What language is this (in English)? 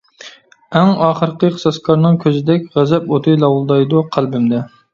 Uyghur